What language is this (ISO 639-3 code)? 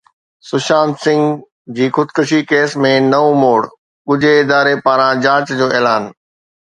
snd